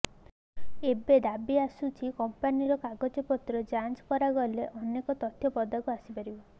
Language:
Odia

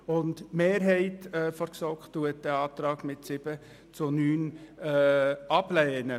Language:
Swiss German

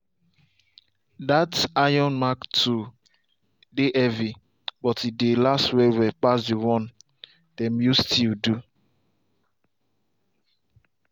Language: Nigerian Pidgin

